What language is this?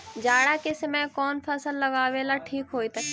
Magahi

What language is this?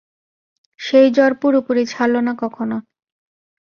Bangla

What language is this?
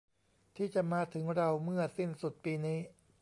Thai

